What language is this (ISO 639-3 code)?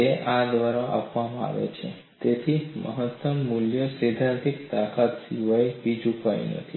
guj